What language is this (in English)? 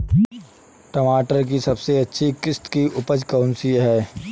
Hindi